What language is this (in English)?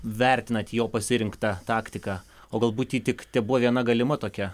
Lithuanian